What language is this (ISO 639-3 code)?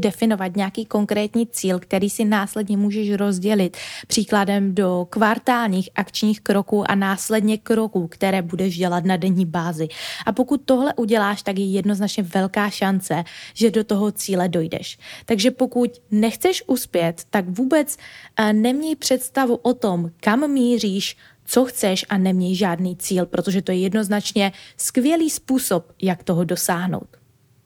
ces